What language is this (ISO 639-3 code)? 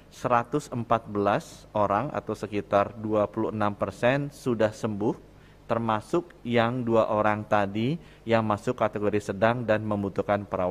ind